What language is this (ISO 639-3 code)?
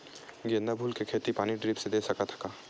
hne